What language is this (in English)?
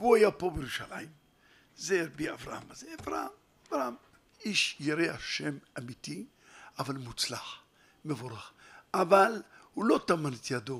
Hebrew